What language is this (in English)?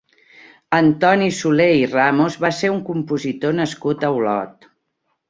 Catalan